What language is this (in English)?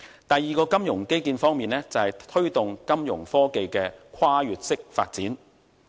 Cantonese